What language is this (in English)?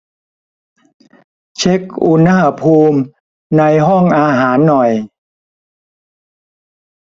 Thai